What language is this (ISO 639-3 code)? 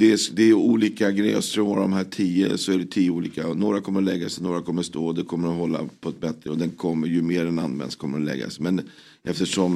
swe